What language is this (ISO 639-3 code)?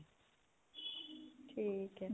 pan